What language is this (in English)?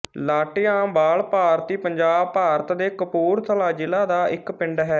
Punjabi